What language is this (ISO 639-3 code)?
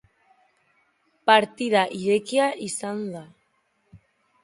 eus